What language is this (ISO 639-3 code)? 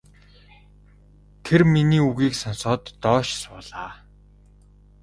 mon